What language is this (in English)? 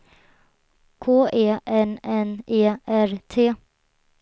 Swedish